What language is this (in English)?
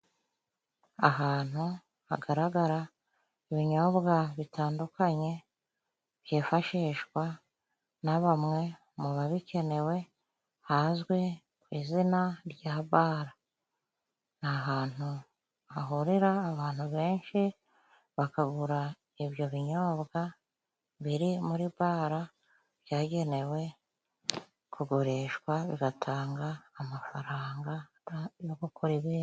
Kinyarwanda